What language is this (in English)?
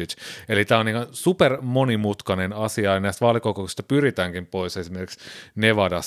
Finnish